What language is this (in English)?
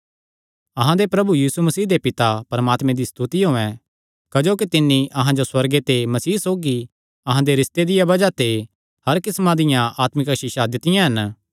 Kangri